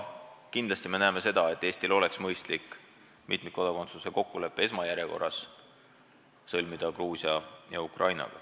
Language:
Estonian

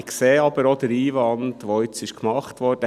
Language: Swiss German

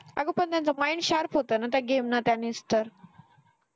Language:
Marathi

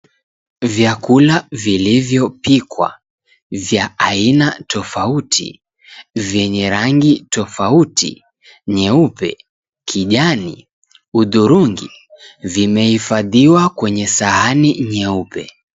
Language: Swahili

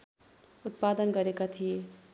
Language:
Nepali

